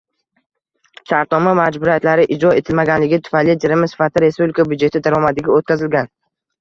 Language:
Uzbek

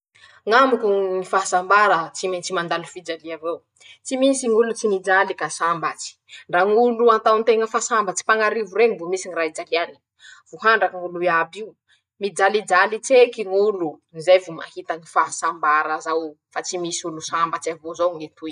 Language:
Masikoro Malagasy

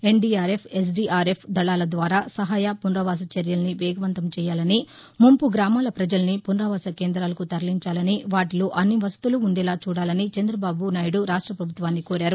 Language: Telugu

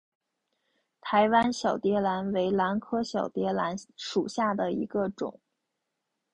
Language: Chinese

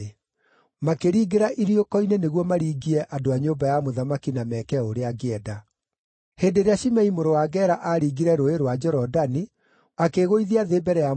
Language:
Kikuyu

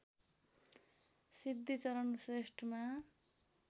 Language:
Nepali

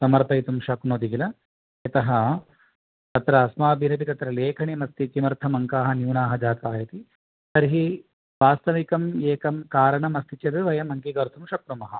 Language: Sanskrit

